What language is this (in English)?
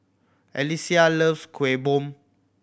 English